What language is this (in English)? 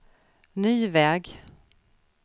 Swedish